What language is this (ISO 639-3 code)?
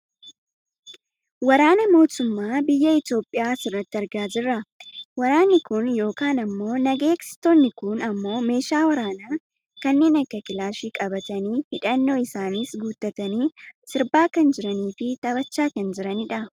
orm